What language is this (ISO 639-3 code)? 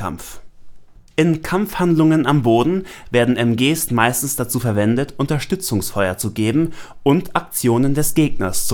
deu